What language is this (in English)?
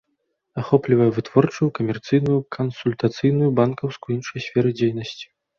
Belarusian